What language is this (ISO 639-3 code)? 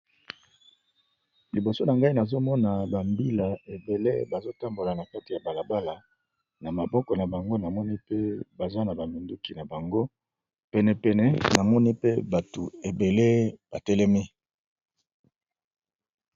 lin